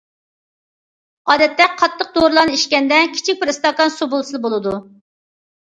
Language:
Uyghur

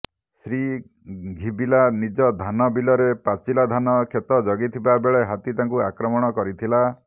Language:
Odia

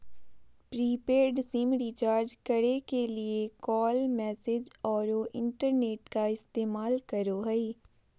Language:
Magahi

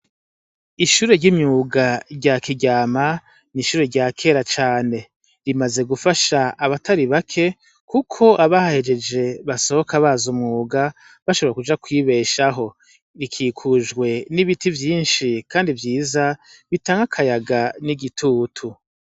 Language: Rundi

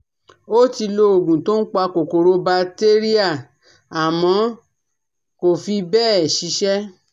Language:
Yoruba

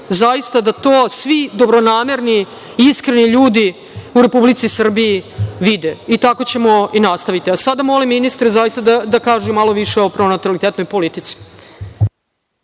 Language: Serbian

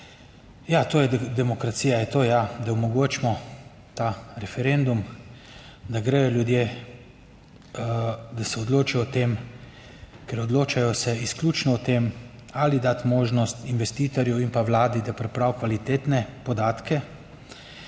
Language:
Slovenian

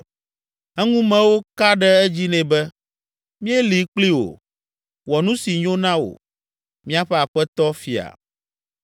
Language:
Ewe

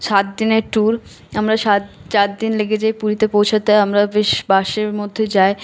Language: Bangla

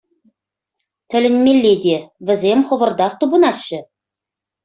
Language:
Chuvash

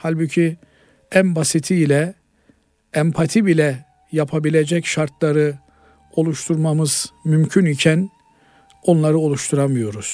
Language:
Turkish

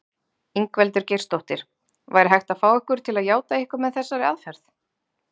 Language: Icelandic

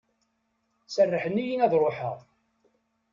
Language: Kabyle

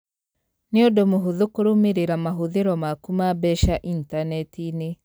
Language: Kikuyu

